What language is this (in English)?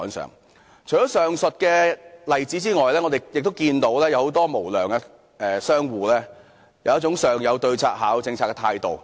Cantonese